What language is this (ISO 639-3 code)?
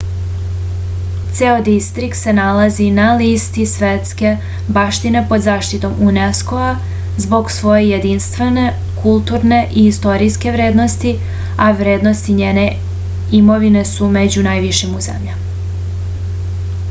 srp